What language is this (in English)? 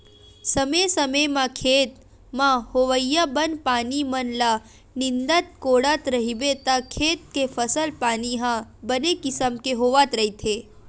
Chhattisgarhi